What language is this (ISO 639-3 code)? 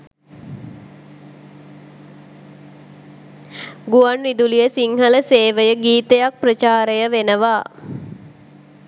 sin